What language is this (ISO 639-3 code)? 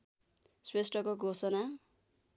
nep